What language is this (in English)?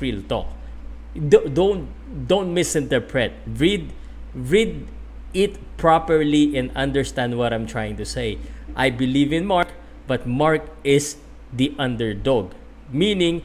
Filipino